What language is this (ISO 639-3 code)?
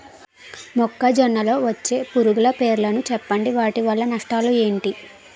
tel